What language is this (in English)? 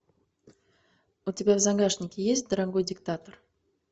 Russian